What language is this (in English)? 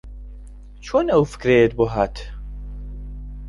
Central Kurdish